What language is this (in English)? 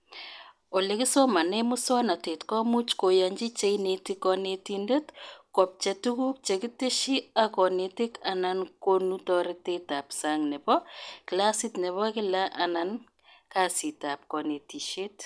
Kalenjin